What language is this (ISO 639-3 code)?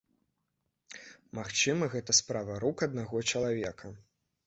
bel